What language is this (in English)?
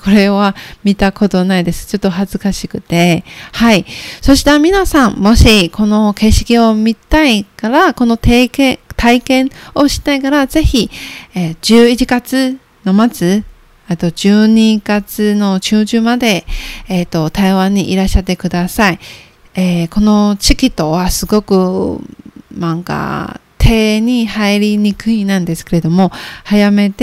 Japanese